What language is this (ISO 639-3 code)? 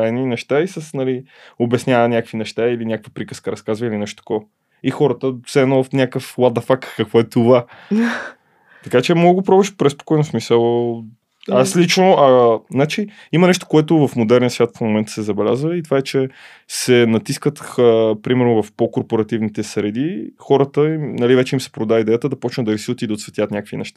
bul